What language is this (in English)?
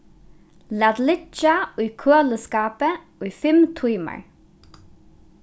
Faroese